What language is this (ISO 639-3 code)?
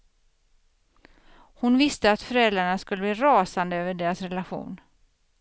swe